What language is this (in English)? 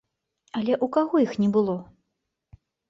Belarusian